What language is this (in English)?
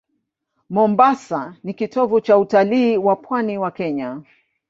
Swahili